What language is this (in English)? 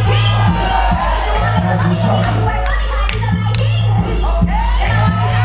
English